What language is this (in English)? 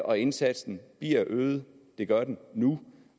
Danish